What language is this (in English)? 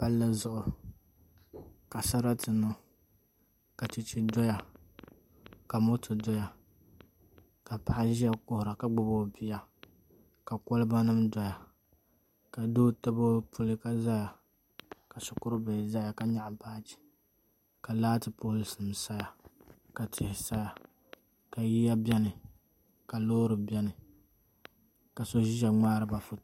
Dagbani